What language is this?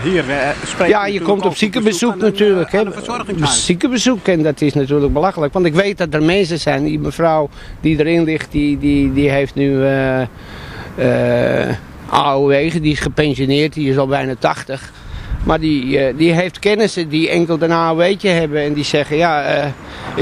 Dutch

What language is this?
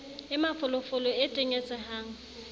Southern Sotho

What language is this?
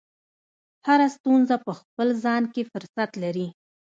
Pashto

